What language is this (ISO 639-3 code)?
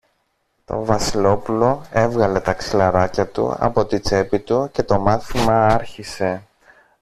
ell